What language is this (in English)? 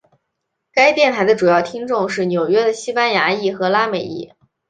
Chinese